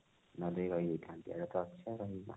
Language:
Odia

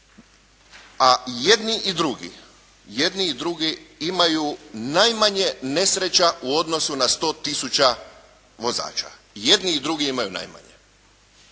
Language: Croatian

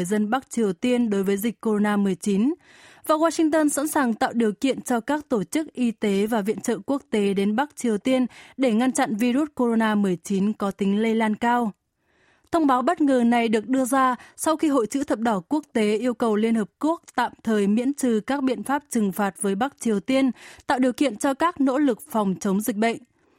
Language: Vietnamese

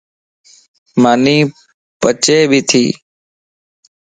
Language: Lasi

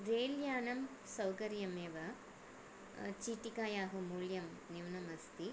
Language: Sanskrit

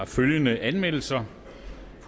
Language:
Danish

